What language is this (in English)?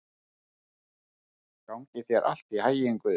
Icelandic